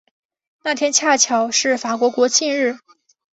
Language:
Chinese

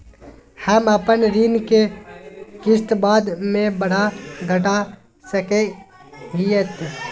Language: Magahi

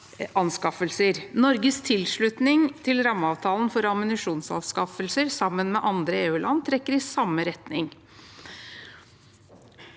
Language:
Norwegian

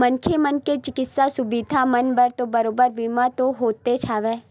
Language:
Chhattisgarhi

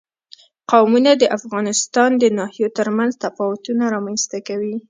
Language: Pashto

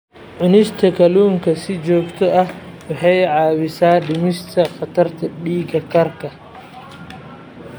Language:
Somali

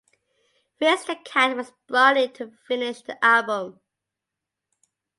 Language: English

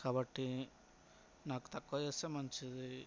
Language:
Telugu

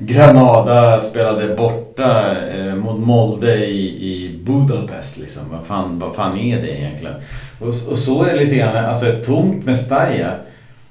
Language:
Swedish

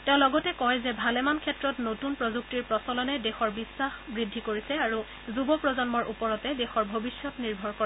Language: Assamese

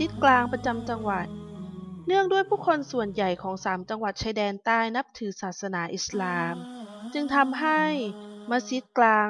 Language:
Thai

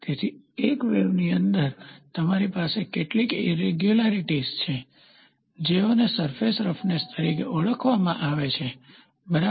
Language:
Gujarati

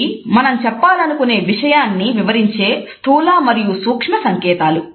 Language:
Telugu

